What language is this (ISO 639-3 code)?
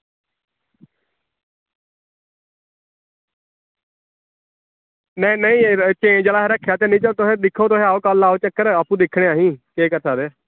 doi